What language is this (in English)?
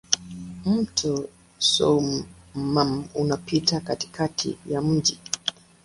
Swahili